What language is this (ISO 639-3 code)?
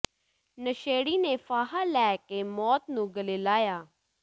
pan